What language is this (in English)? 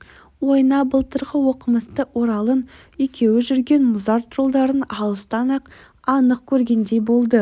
Kazakh